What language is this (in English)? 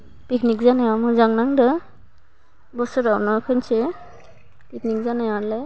Bodo